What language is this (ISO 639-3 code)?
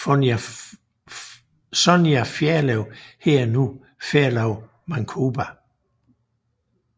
dan